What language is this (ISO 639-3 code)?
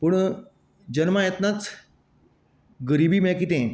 kok